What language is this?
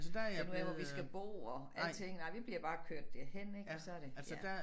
Danish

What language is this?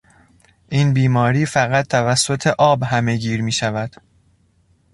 Persian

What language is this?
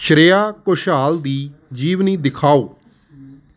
Punjabi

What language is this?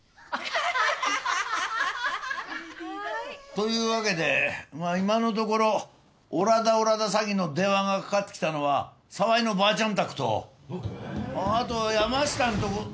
Japanese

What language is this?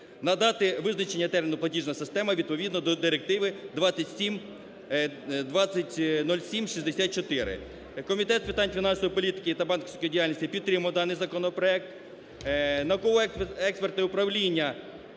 Ukrainian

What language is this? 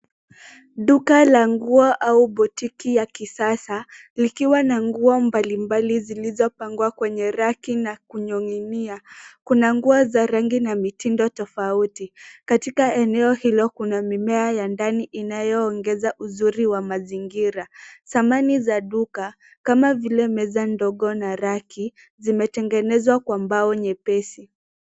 Swahili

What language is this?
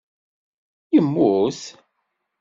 Kabyle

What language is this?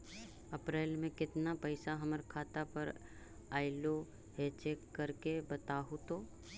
Magahi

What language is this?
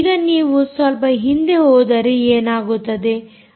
Kannada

